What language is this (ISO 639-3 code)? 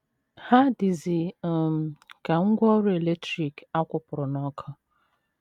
ibo